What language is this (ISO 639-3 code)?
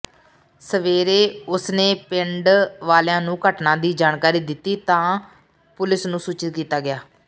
pan